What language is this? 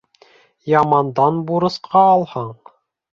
Bashkir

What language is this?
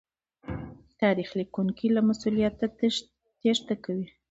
Pashto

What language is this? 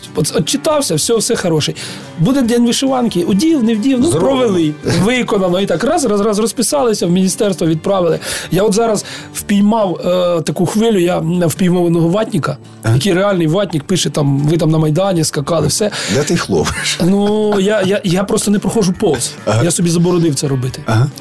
Ukrainian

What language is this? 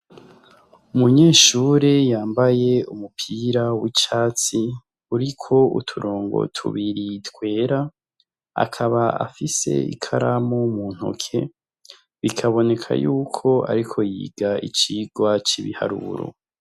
Rundi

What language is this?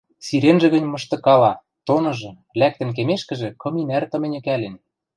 Western Mari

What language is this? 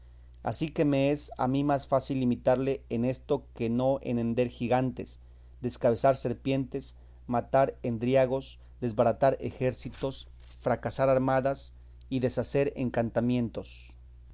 Spanish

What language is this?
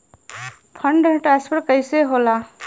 Bhojpuri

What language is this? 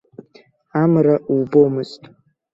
Abkhazian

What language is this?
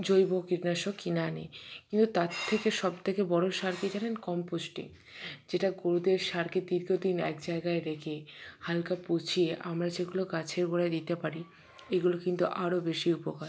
Bangla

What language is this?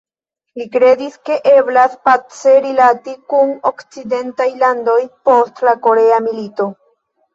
Esperanto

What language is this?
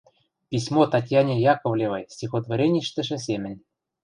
Western Mari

